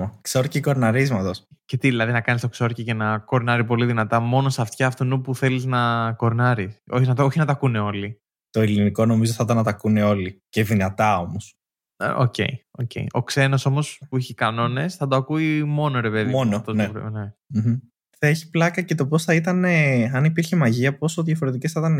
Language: Greek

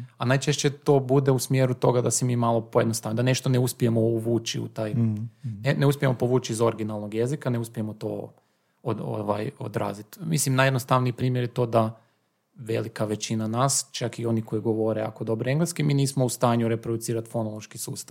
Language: Croatian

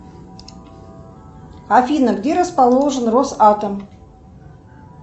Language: Russian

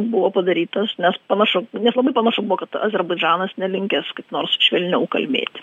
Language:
Lithuanian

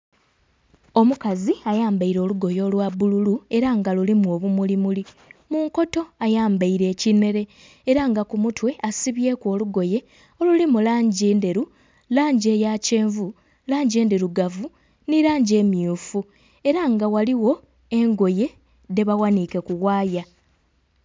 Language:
Soga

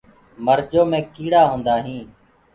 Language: Gurgula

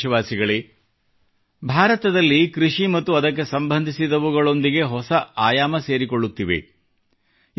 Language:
Kannada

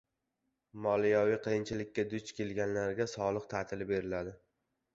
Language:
Uzbek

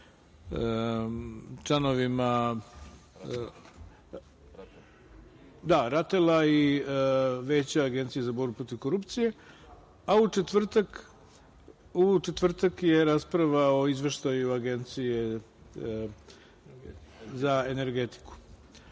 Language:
Serbian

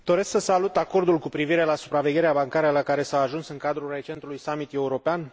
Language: Romanian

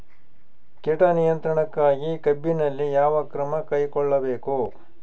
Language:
Kannada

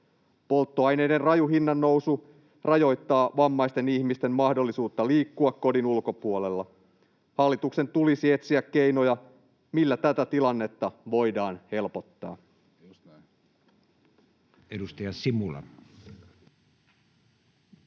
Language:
Finnish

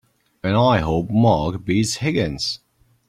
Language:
English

